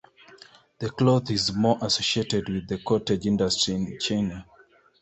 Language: English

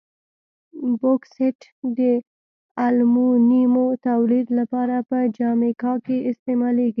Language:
Pashto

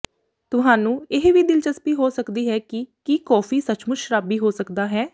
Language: Punjabi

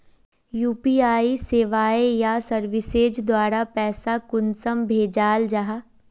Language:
Magahi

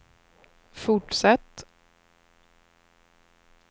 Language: Swedish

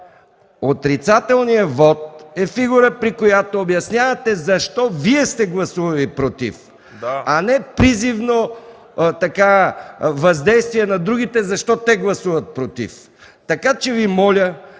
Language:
Bulgarian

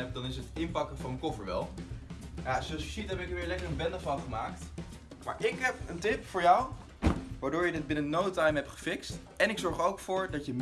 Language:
Dutch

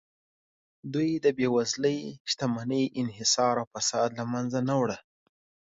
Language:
Pashto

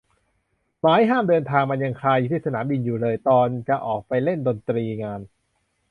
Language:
Thai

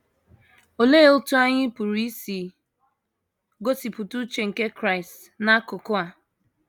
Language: Igbo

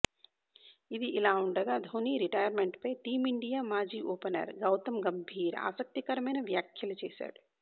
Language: Telugu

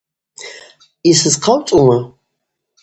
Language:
Abaza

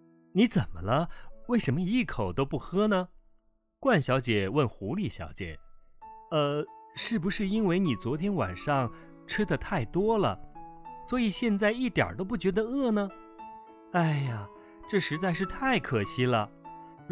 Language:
Chinese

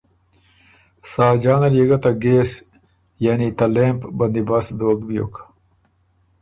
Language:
Ormuri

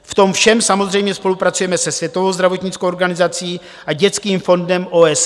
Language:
Czech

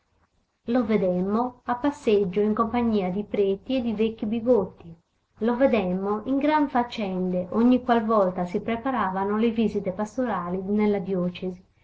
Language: Italian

